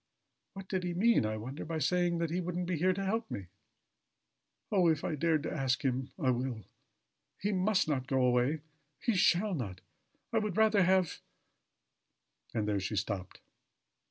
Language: English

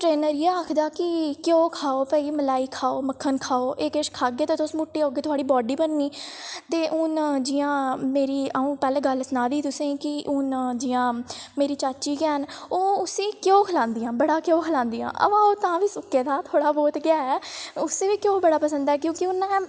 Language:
Dogri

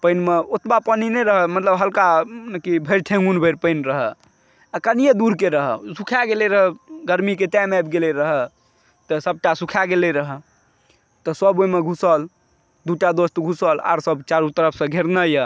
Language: Maithili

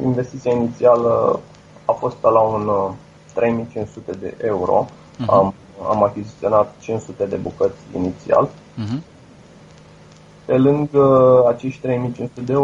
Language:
Romanian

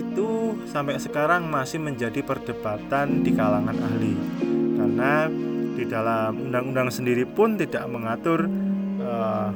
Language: Indonesian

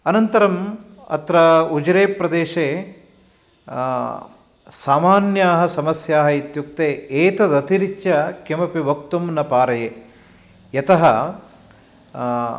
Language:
Sanskrit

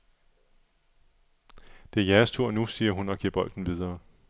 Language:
Danish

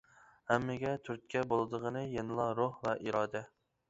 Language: Uyghur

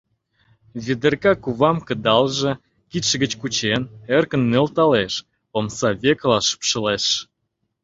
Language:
Mari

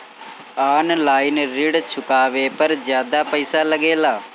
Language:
Bhojpuri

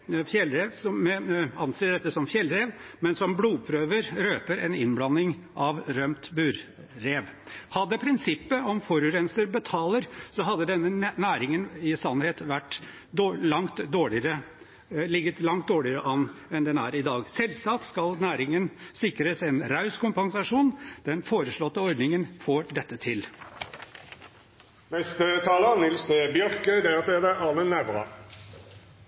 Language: Norwegian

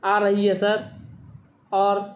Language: Urdu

